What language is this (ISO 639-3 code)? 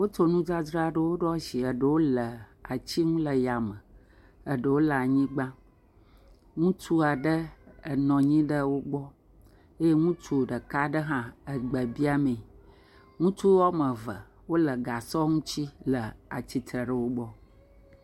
ewe